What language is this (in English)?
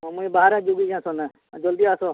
Odia